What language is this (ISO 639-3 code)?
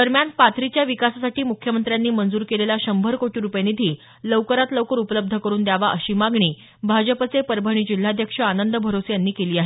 mar